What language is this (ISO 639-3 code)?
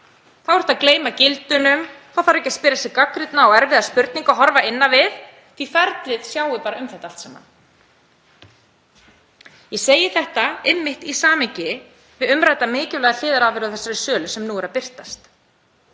isl